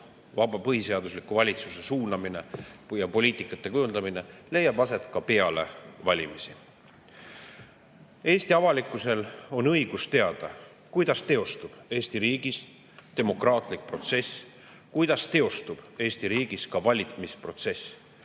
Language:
Estonian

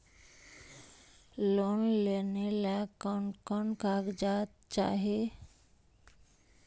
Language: Magahi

